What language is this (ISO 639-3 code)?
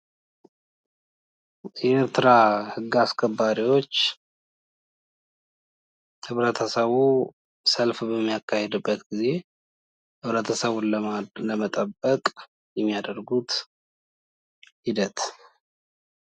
amh